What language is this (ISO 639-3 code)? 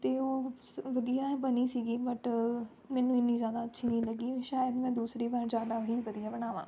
pan